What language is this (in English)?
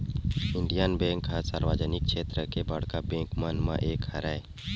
Chhattisgarhi